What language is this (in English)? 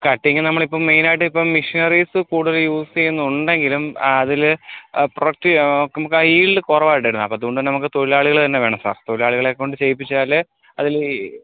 Malayalam